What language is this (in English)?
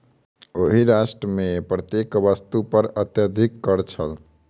Maithili